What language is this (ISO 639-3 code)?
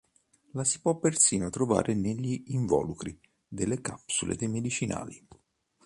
ita